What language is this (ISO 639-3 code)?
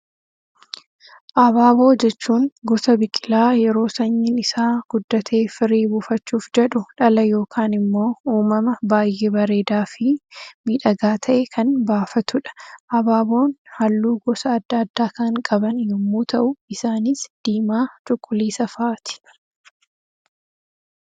orm